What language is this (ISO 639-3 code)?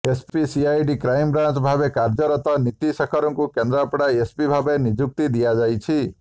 ori